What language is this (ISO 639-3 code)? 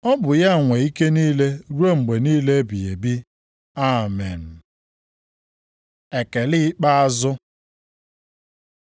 ibo